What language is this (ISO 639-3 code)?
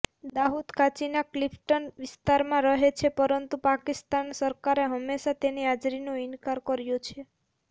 guj